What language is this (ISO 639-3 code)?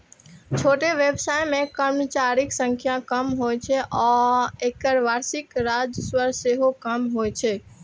mai